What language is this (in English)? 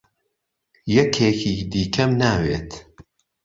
Central Kurdish